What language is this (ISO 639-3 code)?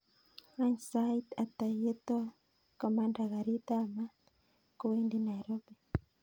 kln